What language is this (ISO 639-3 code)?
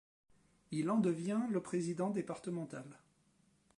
fra